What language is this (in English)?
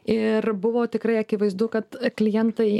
Lithuanian